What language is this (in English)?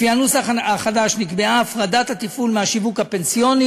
Hebrew